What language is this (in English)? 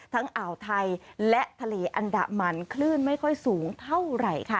Thai